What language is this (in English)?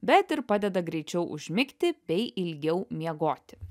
Lithuanian